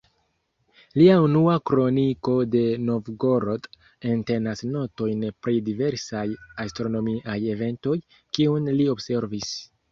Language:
Esperanto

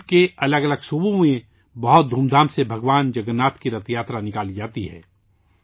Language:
Urdu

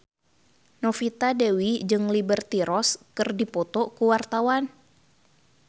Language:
Sundanese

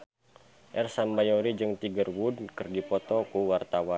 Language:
Sundanese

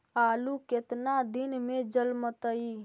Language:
Magahi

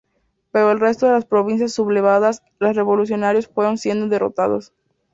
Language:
Spanish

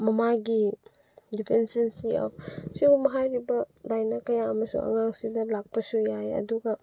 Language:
Manipuri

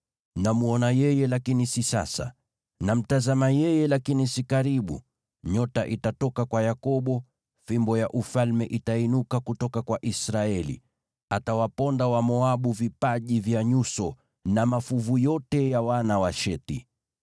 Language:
Swahili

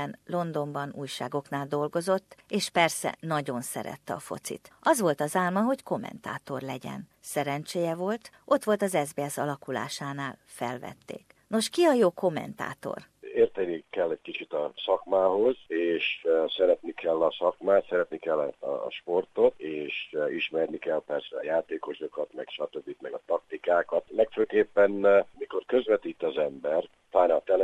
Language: Hungarian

